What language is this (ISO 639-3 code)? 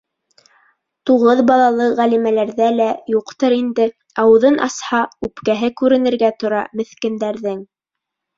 bak